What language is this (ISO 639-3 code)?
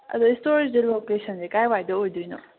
mni